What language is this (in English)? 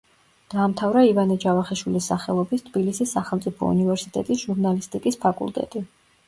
Georgian